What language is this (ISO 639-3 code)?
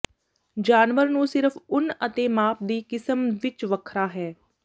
pan